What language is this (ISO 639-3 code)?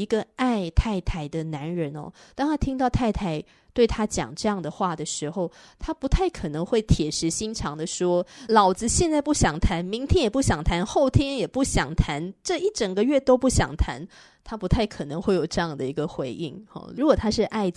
zho